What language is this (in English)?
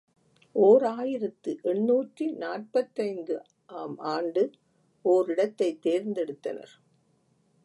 Tamil